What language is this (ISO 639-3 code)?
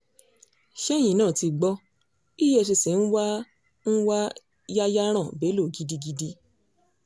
yor